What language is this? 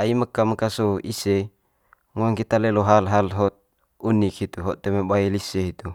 Manggarai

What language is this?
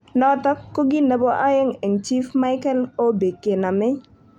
Kalenjin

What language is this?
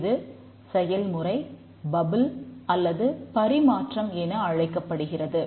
Tamil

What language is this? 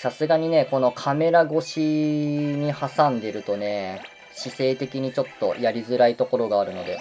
Japanese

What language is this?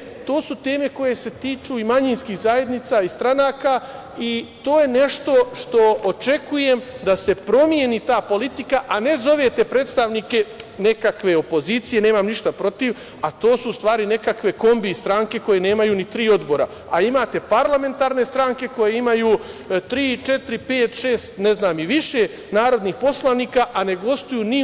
Serbian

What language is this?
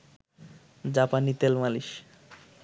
Bangla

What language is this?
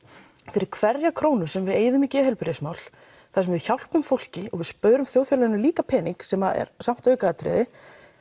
Icelandic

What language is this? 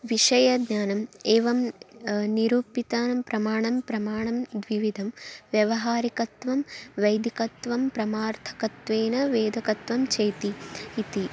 Sanskrit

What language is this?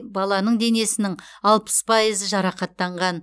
Kazakh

